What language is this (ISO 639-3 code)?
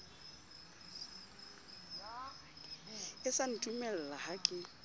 sot